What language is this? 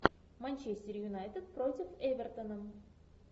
Russian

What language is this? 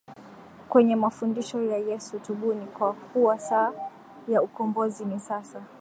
Swahili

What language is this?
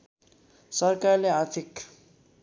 Nepali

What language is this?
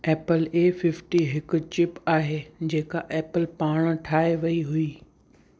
Sindhi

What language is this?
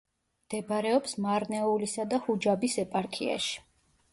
Georgian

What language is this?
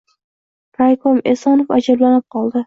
Uzbek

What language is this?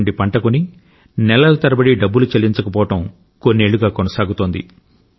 Telugu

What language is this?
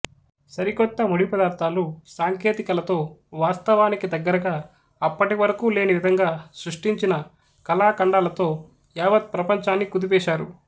Telugu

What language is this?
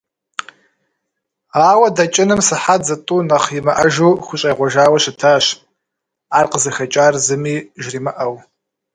Kabardian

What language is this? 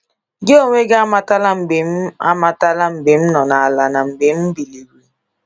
Igbo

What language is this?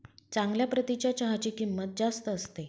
Marathi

